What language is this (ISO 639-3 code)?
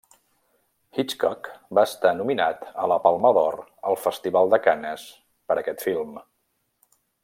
cat